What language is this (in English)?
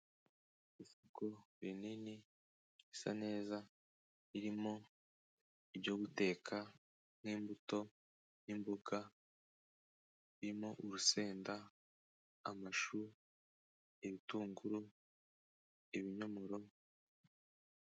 Kinyarwanda